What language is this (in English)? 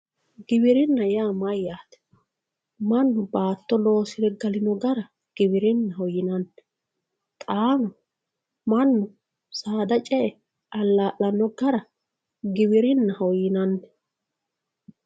Sidamo